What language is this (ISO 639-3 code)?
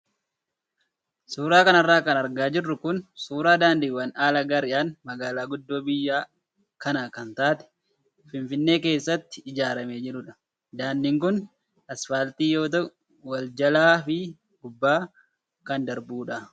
orm